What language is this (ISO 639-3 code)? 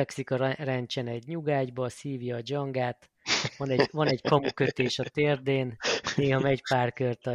hun